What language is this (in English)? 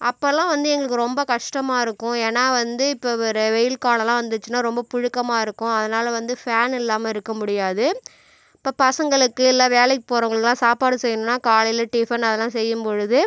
Tamil